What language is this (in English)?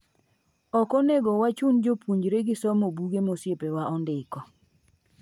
Luo (Kenya and Tanzania)